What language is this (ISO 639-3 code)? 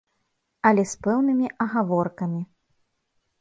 bel